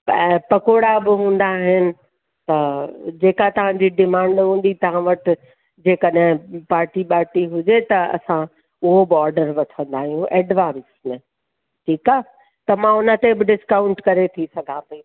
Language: Sindhi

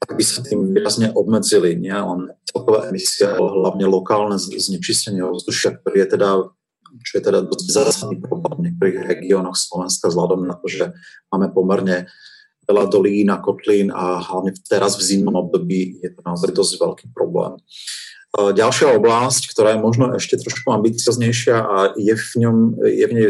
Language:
Slovak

